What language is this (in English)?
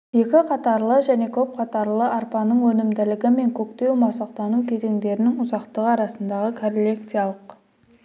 Kazakh